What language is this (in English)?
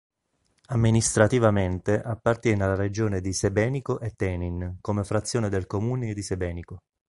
Italian